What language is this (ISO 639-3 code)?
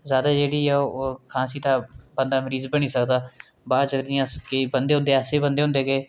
doi